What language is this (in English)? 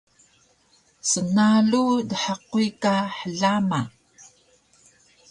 Taroko